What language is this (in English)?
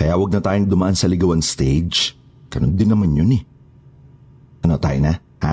Filipino